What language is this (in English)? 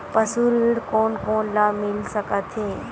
Chhattisgarhi